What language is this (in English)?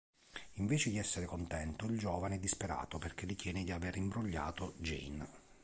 Italian